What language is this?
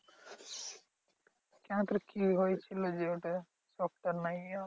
Bangla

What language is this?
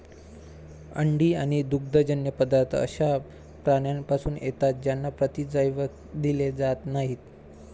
Marathi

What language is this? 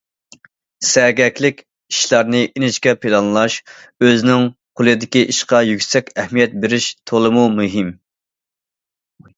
Uyghur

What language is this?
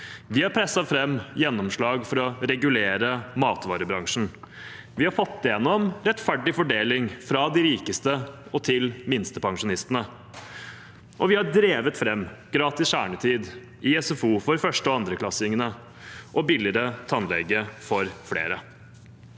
Norwegian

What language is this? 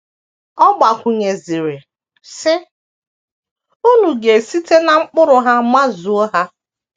Igbo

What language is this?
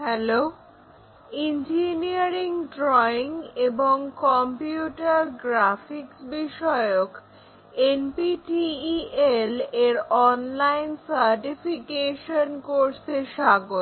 Bangla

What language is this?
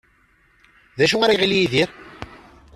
Kabyle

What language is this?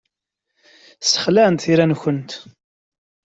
Kabyle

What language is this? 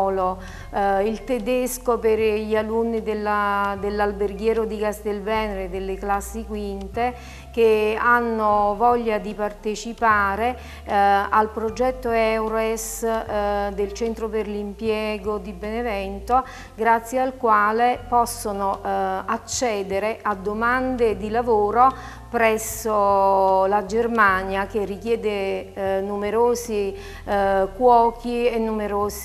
Italian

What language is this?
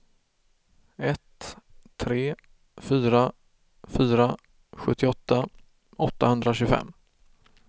Swedish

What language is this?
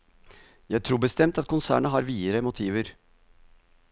Norwegian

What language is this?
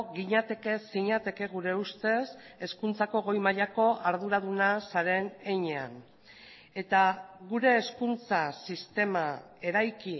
Basque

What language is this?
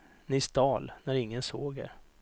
Swedish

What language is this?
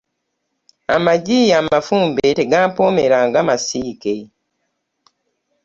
Ganda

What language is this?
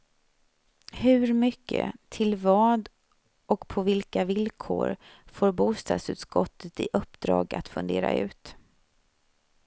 Swedish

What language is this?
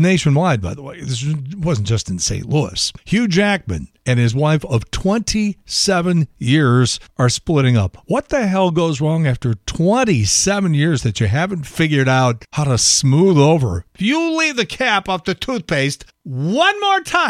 English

